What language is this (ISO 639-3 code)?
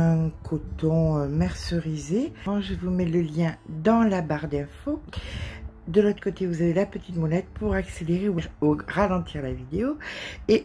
fra